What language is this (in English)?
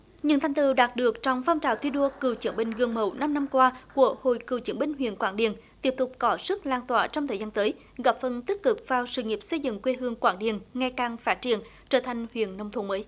Vietnamese